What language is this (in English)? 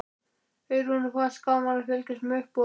Icelandic